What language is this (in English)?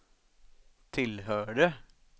Swedish